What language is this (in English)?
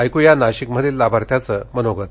Marathi